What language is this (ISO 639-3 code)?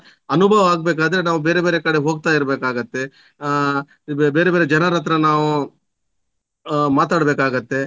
kan